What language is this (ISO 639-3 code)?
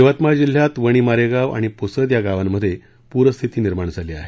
mar